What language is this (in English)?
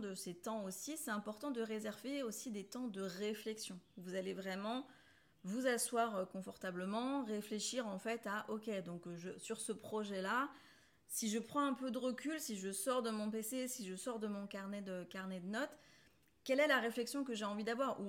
French